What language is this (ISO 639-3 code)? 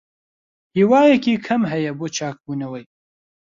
ckb